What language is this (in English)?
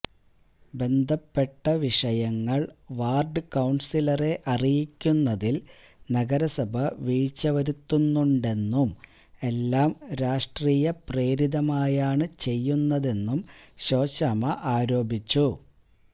Malayalam